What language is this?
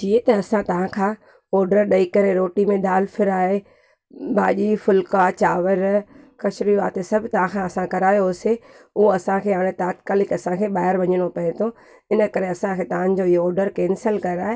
Sindhi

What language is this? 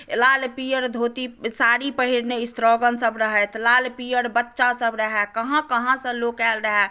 Maithili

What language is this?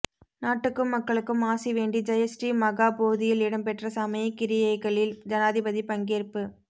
Tamil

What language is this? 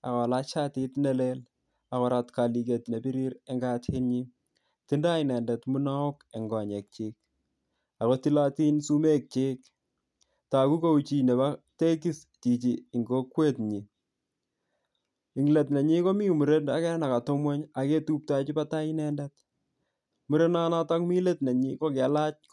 Kalenjin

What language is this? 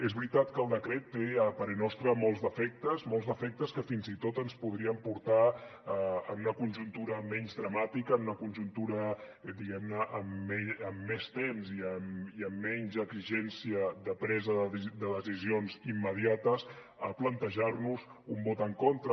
Catalan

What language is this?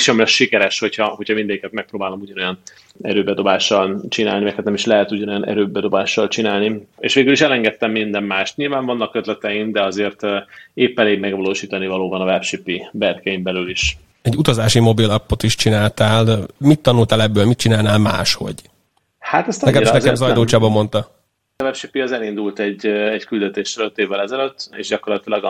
Hungarian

